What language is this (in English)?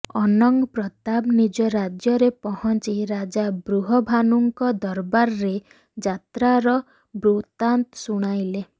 Odia